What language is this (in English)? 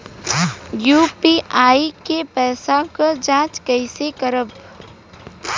Bhojpuri